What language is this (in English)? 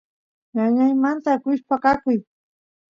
Santiago del Estero Quichua